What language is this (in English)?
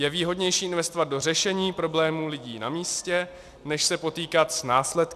Czech